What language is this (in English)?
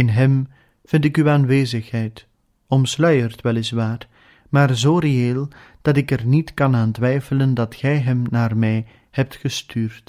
Dutch